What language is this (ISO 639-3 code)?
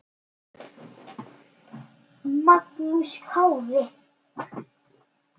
isl